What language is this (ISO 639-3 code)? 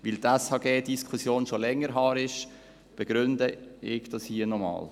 gsw